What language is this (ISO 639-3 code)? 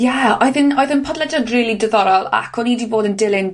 cym